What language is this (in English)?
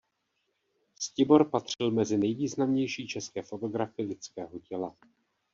Czech